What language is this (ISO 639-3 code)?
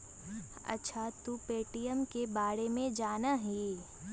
mag